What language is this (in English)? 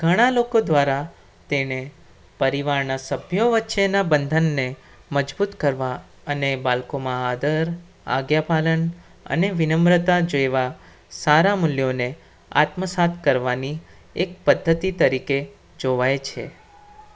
Gujarati